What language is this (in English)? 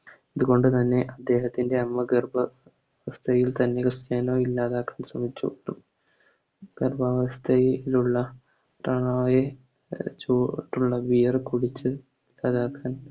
Malayalam